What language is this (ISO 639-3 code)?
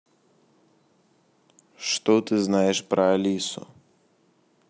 rus